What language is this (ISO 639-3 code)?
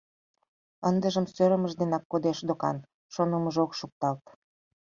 chm